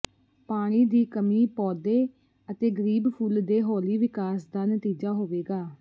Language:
Punjabi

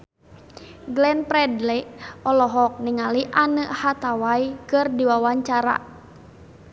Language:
Sundanese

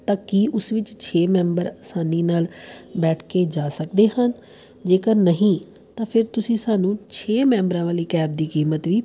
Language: Punjabi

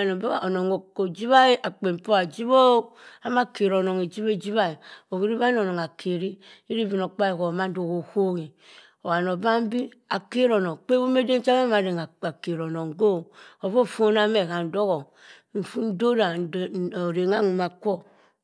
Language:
Cross River Mbembe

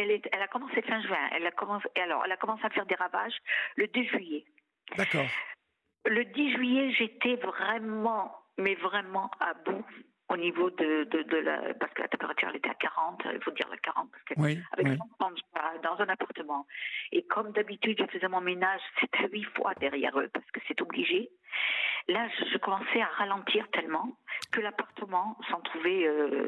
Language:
French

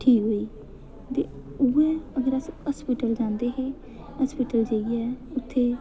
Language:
Dogri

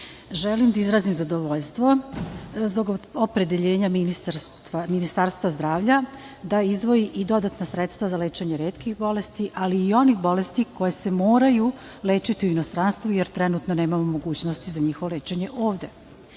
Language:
Serbian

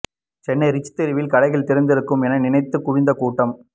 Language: Tamil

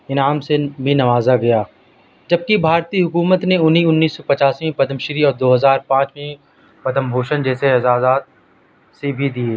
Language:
Urdu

